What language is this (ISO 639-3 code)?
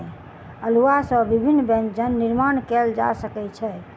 mai